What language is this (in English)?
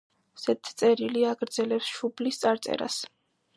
Georgian